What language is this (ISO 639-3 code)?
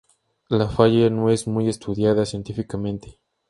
spa